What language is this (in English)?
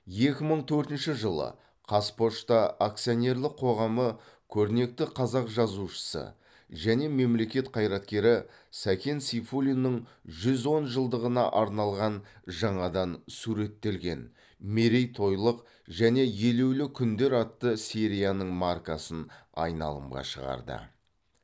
Kazakh